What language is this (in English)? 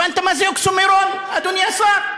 Hebrew